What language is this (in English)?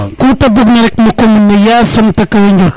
Serer